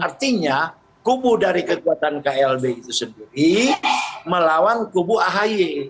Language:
Indonesian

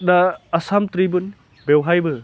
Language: Bodo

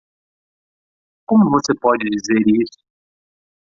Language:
Portuguese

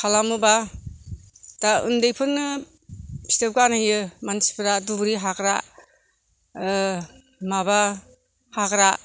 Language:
Bodo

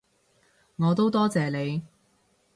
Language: Cantonese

